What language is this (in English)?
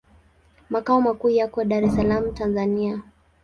Swahili